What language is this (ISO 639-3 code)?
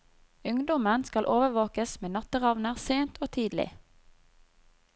nor